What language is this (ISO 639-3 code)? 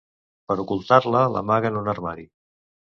cat